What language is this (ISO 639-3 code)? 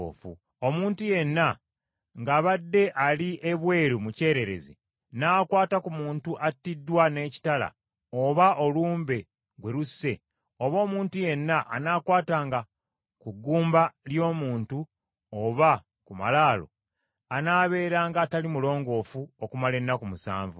lug